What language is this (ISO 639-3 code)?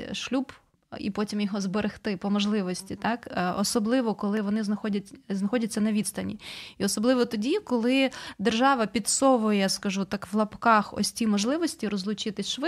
ukr